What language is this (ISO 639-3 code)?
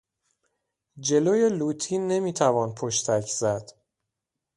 fas